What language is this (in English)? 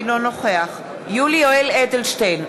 Hebrew